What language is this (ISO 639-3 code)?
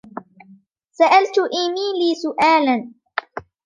ara